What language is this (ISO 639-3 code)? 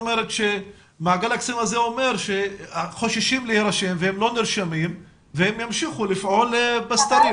heb